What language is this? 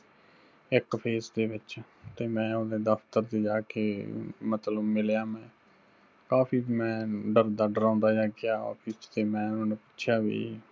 Punjabi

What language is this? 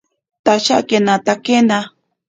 Ashéninka Perené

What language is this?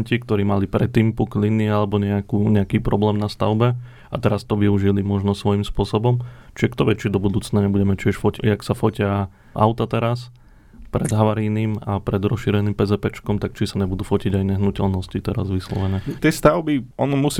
Slovak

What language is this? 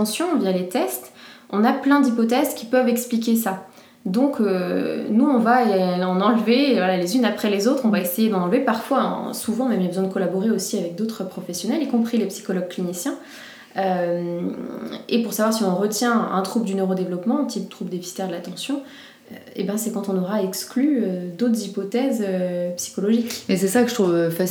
French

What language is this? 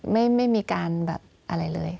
Thai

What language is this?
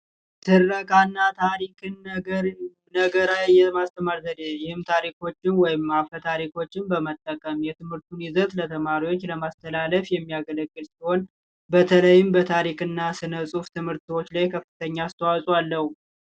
Amharic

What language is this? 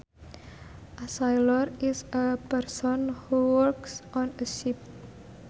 Sundanese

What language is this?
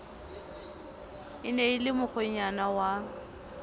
Southern Sotho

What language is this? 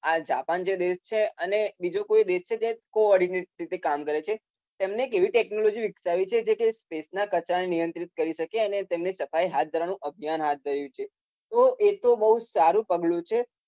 Gujarati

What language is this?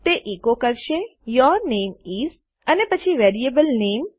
Gujarati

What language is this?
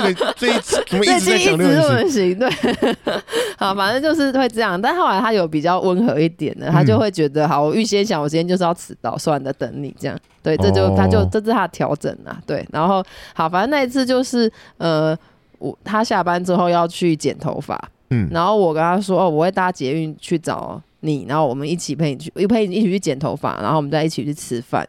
Chinese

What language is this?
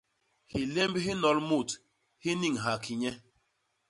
Basaa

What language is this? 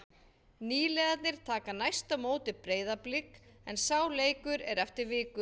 Icelandic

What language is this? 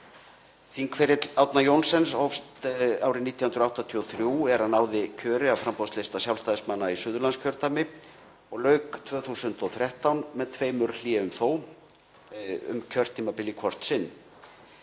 Icelandic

